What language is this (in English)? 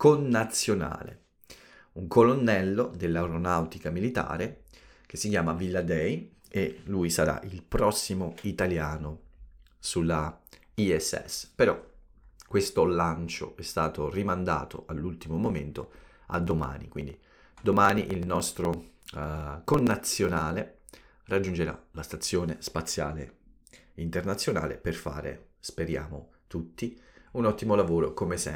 Italian